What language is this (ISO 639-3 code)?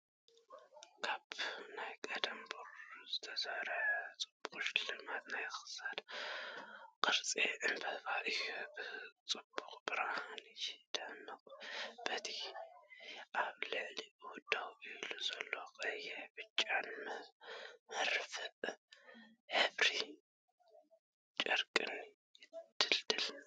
tir